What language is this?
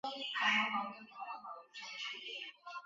Chinese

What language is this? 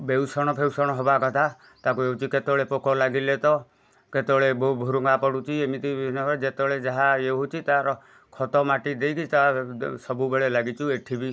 Odia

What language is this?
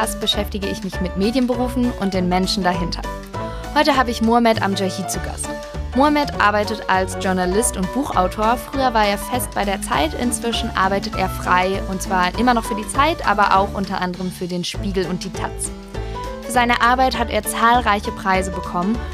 German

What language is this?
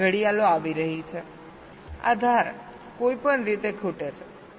Gujarati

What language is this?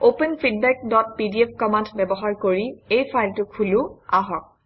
Assamese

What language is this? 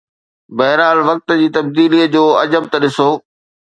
Sindhi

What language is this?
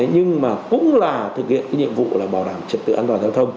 Vietnamese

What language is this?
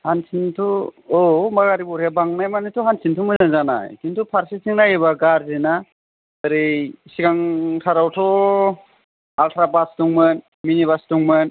Bodo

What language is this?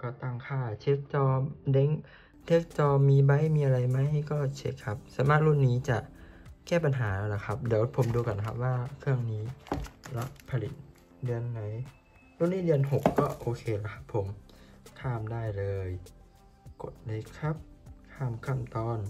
Thai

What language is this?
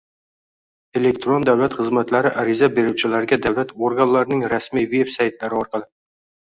Uzbek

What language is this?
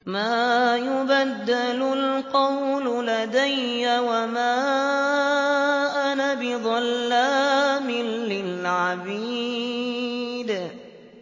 Arabic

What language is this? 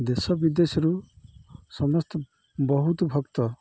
Odia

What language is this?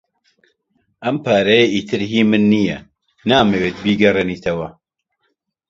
Central Kurdish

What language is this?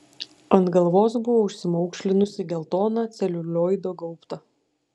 Lithuanian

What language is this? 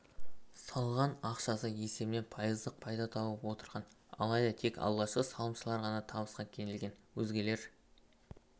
Kazakh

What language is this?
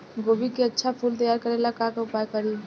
Bhojpuri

